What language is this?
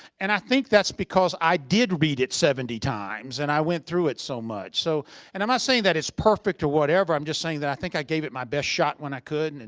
English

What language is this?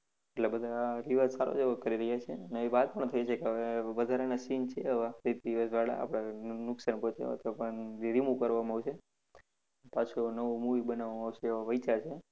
Gujarati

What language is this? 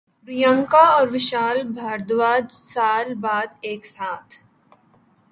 Urdu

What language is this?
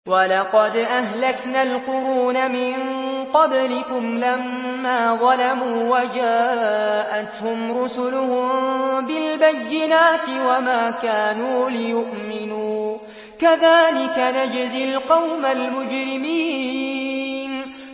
Arabic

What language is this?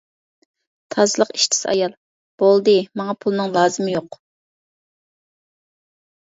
Uyghur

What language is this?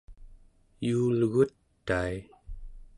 Central Yupik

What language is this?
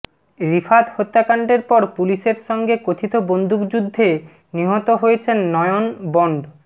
Bangla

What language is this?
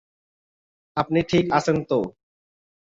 Bangla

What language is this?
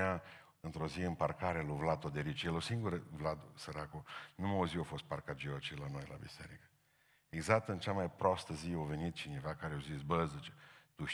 Romanian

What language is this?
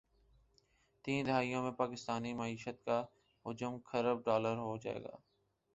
Urdu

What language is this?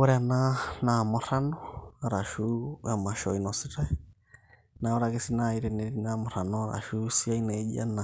Masai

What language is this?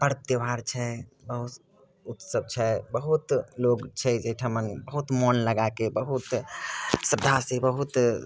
Maithili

